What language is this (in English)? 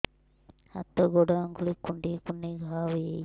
Odia